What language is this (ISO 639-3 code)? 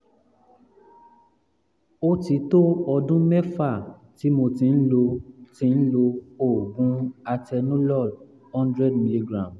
yor